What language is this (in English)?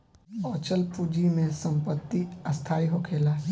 Bhojpuri